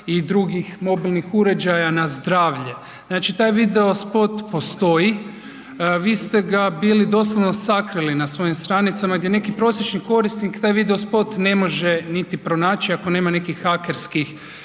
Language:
Croatian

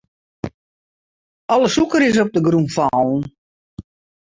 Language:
Western Frisian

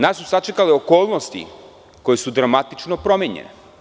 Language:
Serbian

